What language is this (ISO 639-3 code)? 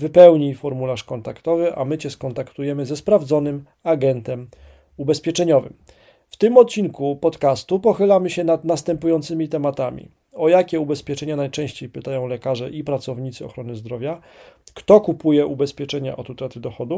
pol